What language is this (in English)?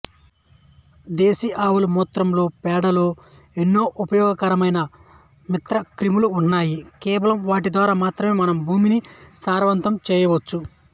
Telugu